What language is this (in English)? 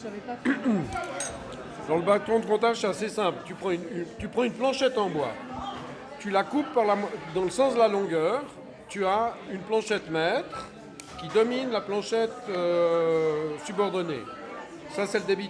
French